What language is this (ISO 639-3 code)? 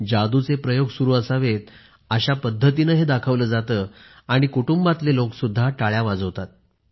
mar